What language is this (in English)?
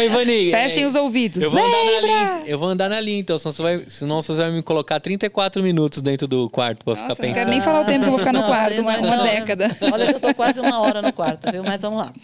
Portuguese